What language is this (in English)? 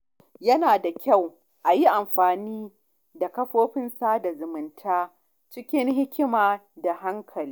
Hausa